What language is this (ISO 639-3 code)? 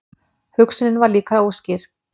isl